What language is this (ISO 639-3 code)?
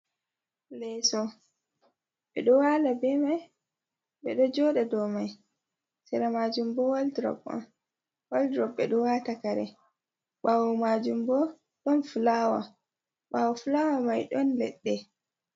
ful